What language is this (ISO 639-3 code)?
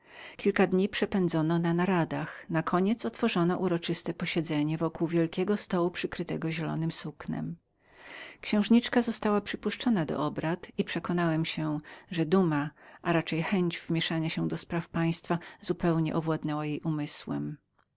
pol